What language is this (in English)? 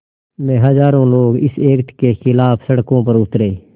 Hindi